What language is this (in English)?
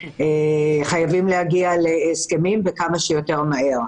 Hebrew